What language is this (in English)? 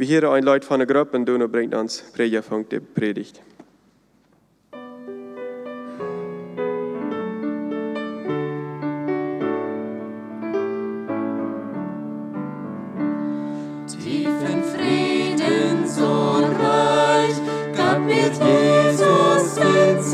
German